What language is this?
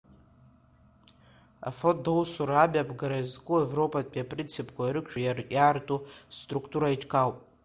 Abkhazian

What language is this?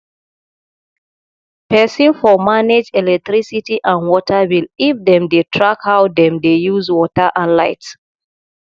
Nigerian Pidgin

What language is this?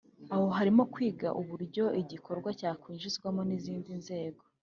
Kinyarwanda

